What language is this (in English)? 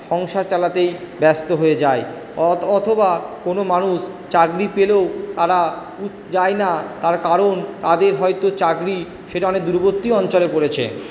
Bangla